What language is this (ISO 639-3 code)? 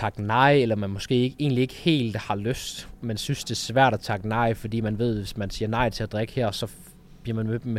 dan